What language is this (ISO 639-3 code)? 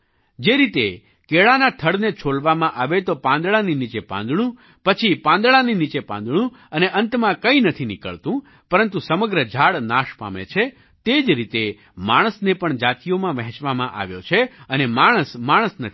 guj